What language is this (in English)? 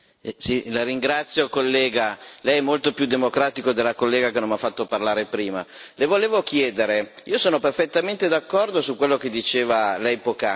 Italian